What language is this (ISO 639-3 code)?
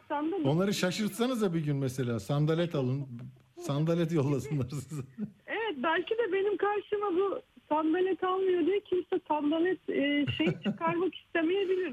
tur